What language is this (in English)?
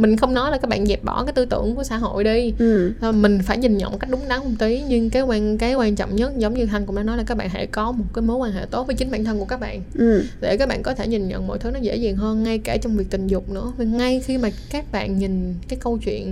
Vietnamese